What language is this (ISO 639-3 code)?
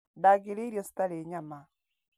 kik